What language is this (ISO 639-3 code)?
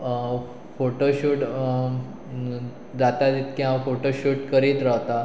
kok